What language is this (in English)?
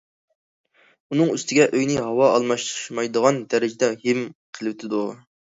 Uyghur